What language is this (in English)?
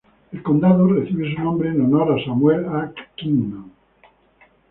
Spanish